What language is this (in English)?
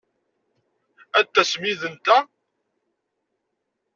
Kabyle